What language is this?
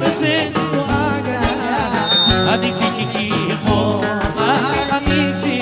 Greek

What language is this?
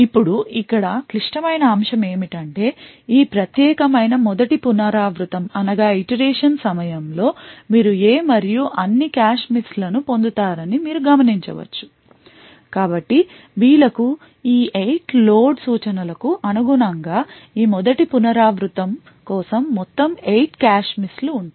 Telugu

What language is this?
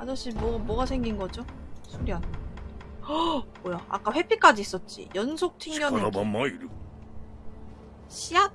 Korean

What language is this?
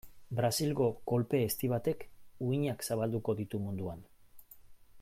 Basque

